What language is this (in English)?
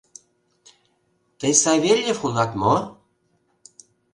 Mari